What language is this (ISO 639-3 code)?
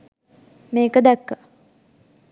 sin